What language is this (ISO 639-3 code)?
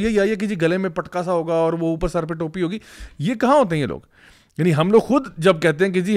urd